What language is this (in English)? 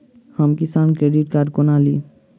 Maithili